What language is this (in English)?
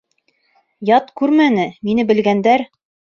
Bashkir